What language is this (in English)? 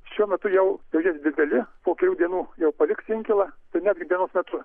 Lithuanian